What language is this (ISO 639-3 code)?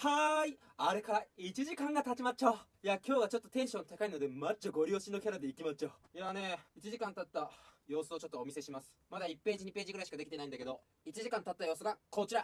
jpn